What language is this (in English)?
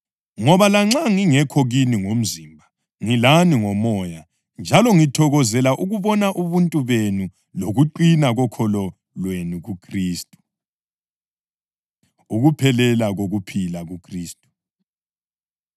North Ndebele